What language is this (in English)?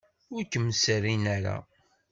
Kabyle